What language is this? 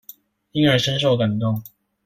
Chinese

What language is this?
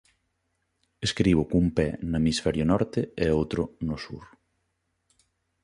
Galician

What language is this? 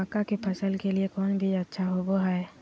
Magahi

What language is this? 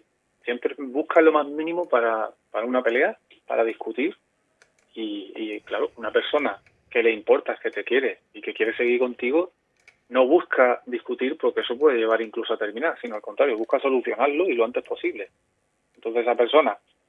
Spanish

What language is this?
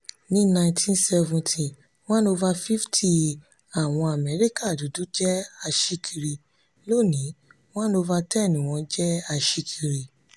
Yoruba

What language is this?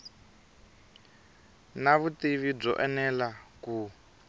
Tsonga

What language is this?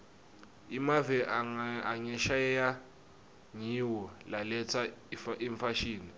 Swati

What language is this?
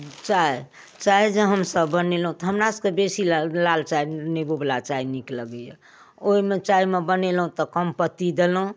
Maithili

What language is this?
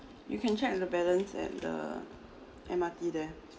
English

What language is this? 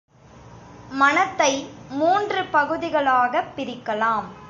Tamil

